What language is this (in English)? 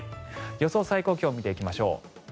Japanese